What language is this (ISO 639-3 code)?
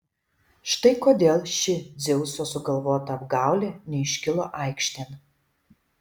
lit